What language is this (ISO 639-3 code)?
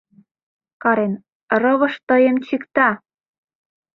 chm